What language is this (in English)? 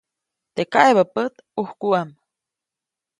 Copainalá Zoque